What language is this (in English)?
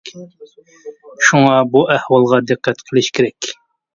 Uyghur